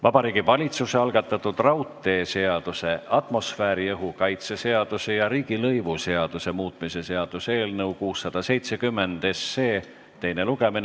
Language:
Estonian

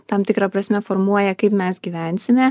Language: Lithuanian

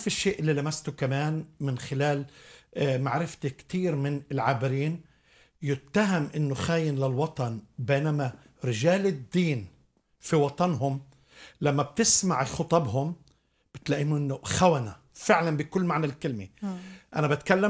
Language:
Arabic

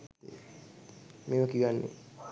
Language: Sinhala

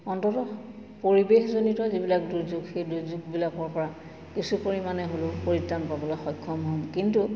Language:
Assamese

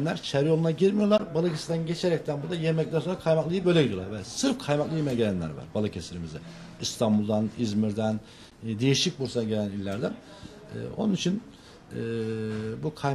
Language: Turkish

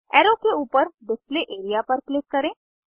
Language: Hindi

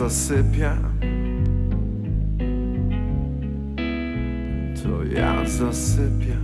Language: Polish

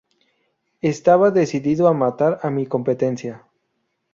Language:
Spanish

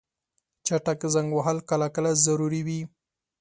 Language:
Pashto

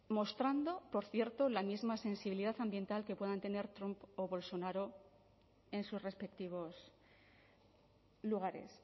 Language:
Spanish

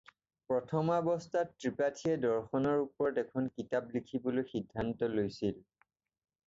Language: Assamese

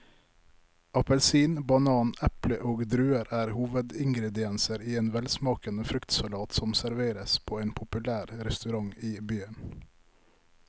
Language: Norwegian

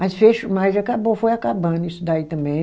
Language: Portuguese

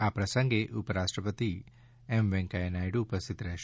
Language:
Gujarati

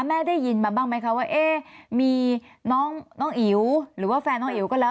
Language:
Thai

